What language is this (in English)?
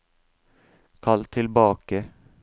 Norwegian